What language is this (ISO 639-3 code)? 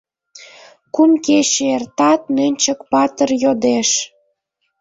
chm